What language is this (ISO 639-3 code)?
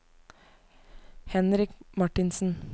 nor